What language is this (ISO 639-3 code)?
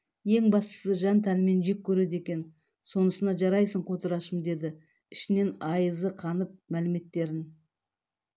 kaz